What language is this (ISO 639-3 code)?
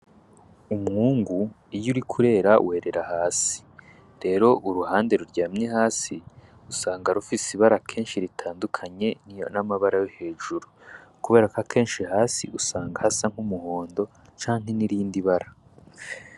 run